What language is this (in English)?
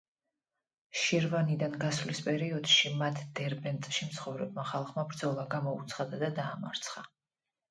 Georgian